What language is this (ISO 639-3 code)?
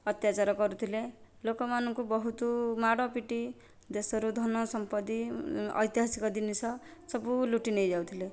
ori